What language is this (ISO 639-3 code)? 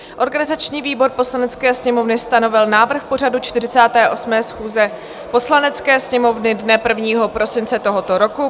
ces